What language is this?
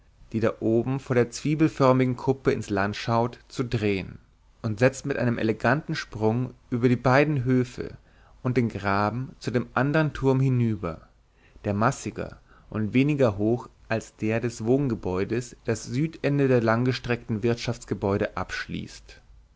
German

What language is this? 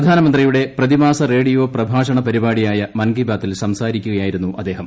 Malayalam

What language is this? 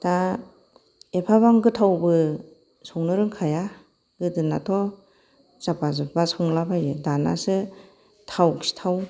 Bodo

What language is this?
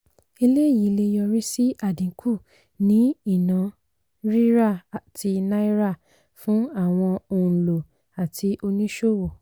Yoruba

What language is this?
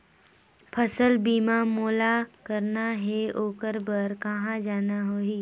Chhattisgarhi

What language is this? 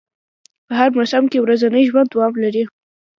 Pashto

